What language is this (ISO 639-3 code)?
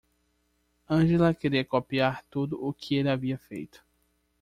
por